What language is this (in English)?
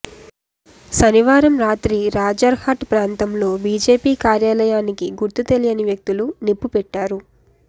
Telugu